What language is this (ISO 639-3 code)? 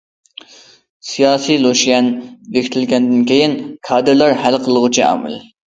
uig